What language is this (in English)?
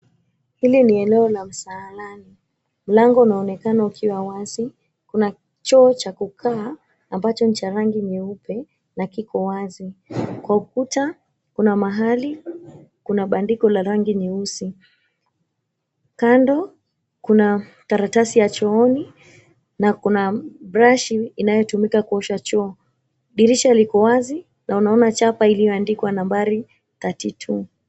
Swahili